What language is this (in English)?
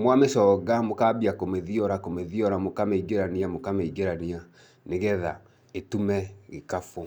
Kikuyu